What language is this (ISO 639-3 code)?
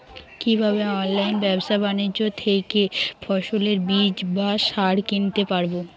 ben